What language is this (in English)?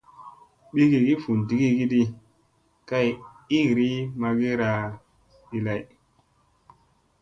Musey